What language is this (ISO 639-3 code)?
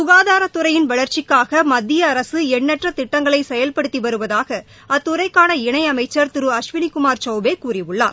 tam